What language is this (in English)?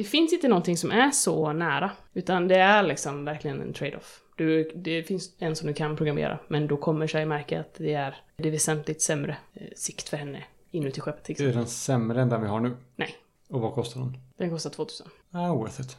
Swedish